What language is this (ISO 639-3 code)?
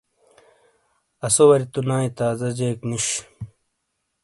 scl